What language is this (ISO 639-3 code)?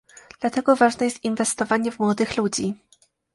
pol